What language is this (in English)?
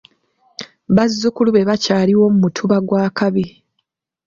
Ganda